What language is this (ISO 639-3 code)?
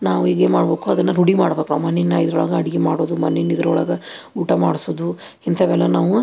kan